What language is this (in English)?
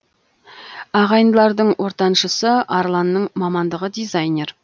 Kazakh